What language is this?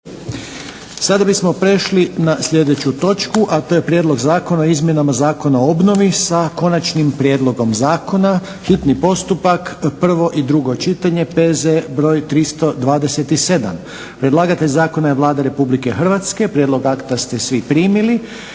Croatian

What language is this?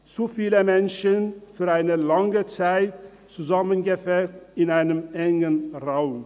Swiss German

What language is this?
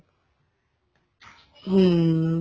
Punjabi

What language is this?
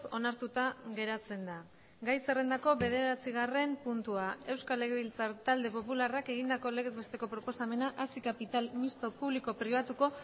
Basque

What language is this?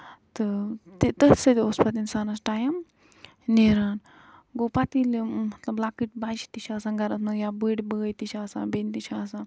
Kashmiri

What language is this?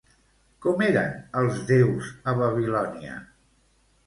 Catalan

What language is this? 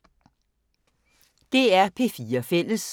Danish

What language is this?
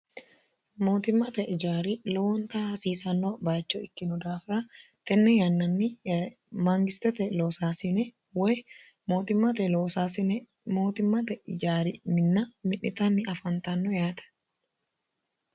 Sidamo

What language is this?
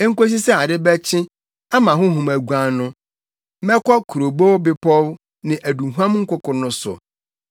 Akan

